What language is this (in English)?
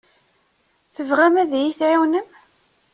Kabyle